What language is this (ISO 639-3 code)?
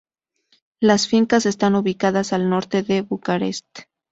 spa